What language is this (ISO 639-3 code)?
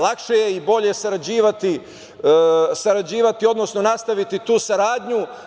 srp